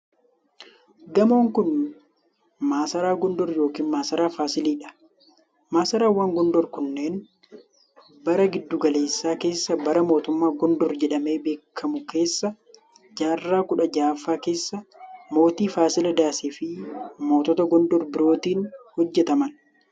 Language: Oromo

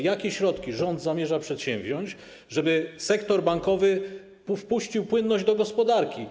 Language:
Polish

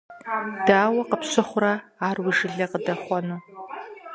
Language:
Kabardian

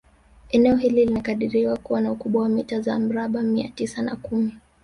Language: Swahili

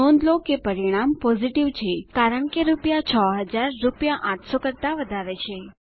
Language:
Gujarati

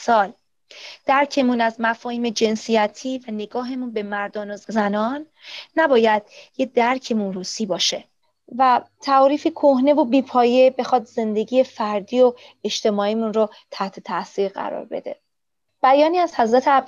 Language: Persian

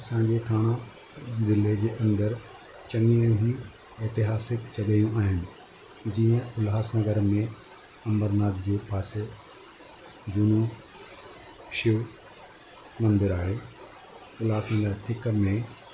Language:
Sindhi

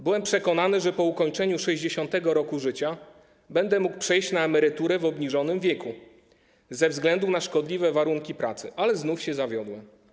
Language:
Polish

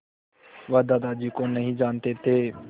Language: Hindi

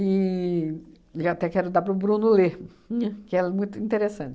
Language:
Portuguese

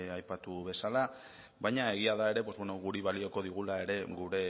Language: Basque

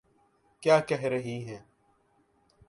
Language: Urdu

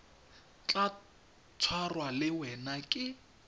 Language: Tswana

